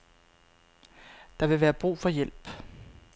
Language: Danish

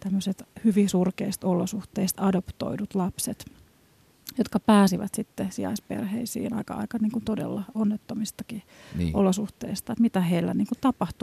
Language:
Finnish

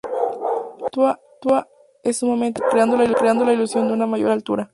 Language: Spanish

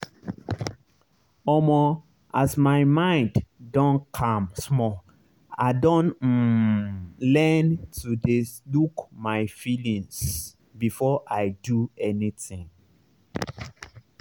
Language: Nigerian Pidgin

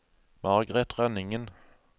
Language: Norwegian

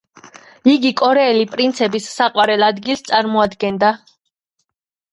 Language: Georgian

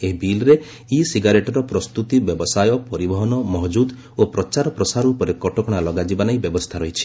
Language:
Odia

